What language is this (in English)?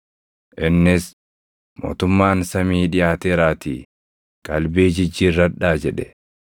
Oromo